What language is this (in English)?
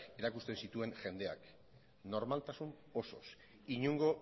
Basque